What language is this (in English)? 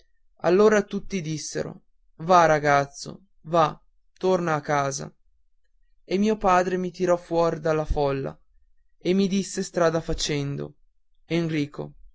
Italian